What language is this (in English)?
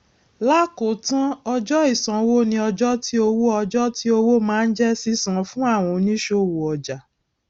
Yoruba